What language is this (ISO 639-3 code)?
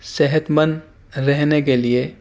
urd